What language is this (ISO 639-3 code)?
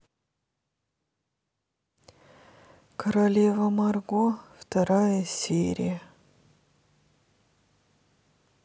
rus